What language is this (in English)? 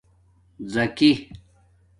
Domaaki